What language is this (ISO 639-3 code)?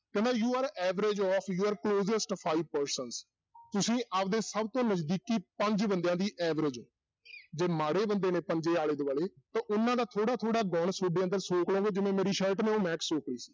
pan